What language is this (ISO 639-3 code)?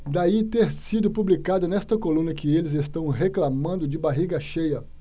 por